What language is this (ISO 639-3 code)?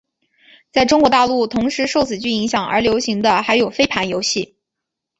zho